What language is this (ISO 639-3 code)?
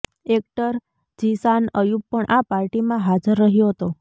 guj